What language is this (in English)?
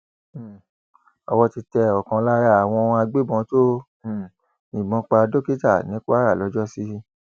Yoruba